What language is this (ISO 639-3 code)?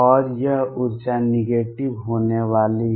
hin